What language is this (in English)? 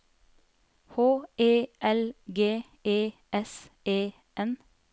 Norwegian